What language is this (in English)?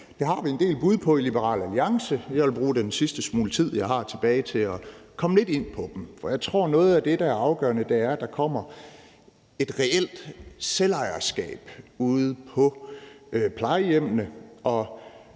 Danish